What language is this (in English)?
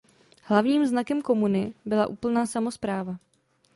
Czech